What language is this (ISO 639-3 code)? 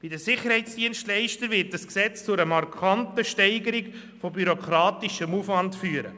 gsw